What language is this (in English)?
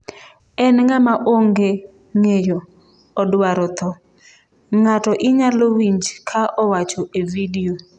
Luo (Kenya and Tanzania)